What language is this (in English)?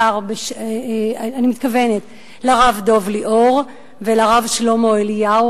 Hebrew